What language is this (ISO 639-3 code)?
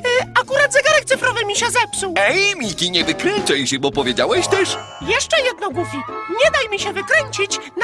pol